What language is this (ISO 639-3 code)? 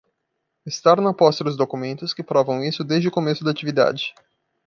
por